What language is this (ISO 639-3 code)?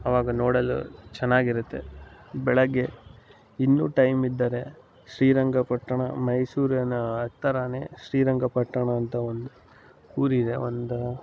kan